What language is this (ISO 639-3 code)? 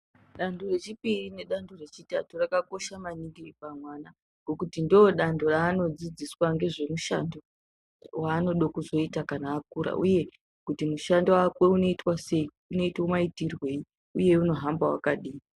ndc